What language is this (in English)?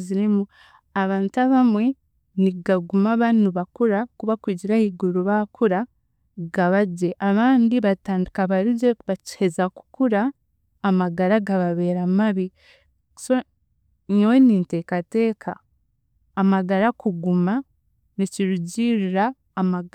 Chiga